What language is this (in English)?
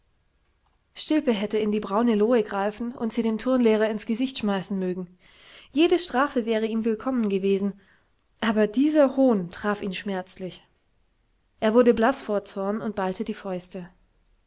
German